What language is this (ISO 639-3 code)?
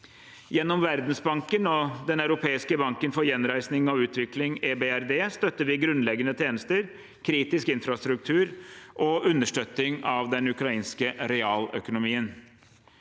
nor